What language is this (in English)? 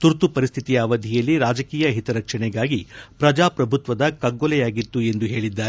Kannada